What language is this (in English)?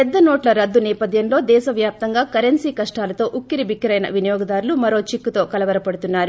Telugu